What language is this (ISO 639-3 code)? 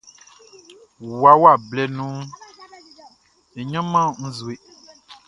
bci